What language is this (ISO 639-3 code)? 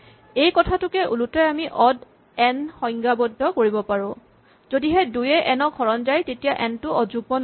asm